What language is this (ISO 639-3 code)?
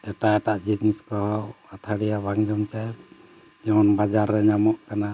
sat